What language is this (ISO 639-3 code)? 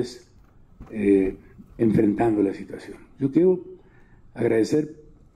spa